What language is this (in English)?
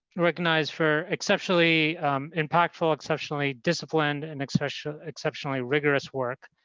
English